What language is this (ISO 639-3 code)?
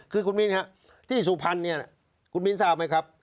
tha